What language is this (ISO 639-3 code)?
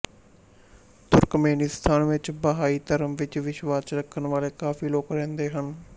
pan